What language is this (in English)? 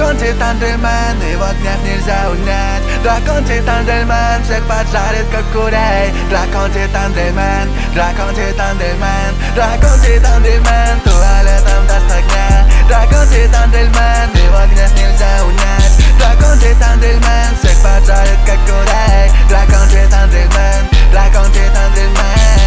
Russian